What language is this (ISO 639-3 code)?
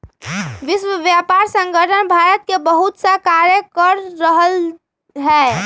mag